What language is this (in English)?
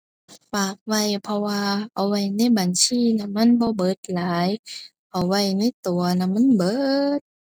Thai